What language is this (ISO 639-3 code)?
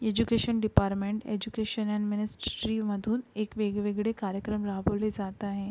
mar